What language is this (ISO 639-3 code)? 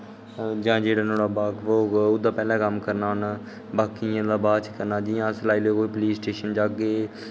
doi